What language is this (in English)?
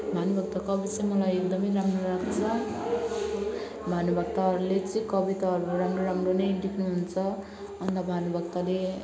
Nepali